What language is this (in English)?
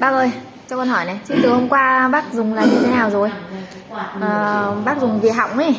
Vietnamese